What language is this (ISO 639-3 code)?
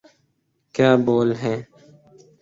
urd